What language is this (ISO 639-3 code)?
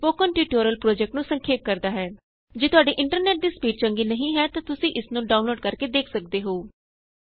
pan